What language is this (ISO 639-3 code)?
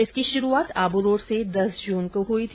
hin